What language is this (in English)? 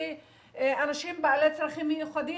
Hebrew